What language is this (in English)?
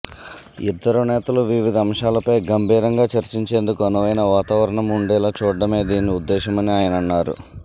Telugu